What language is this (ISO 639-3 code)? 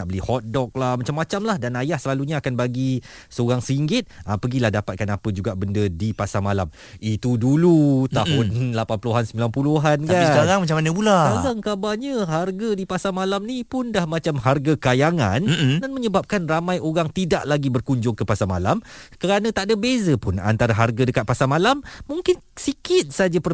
msa